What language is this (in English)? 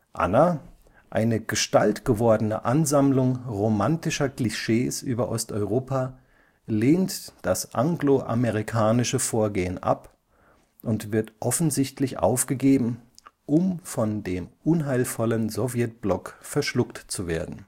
German